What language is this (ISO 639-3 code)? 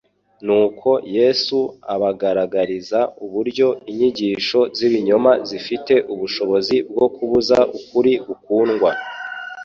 kin